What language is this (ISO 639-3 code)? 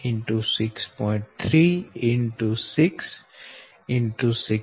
guj